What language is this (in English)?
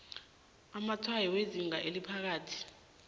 South Ndebele